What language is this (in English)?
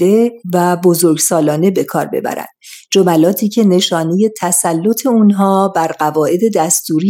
Persian